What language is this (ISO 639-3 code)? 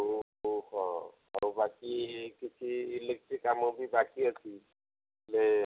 ori